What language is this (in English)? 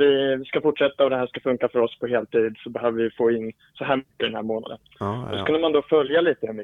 Swedish